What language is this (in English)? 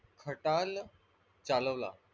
Marathi